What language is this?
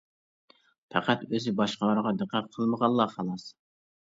Uyghur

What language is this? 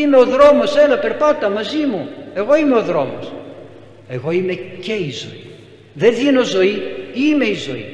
Greek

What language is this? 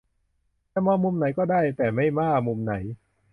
Thai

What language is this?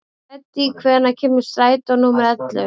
Icelandic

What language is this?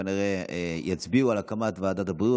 Hebrew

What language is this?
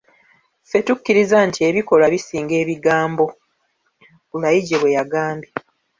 Ganda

